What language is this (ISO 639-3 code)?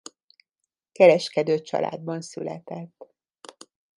hun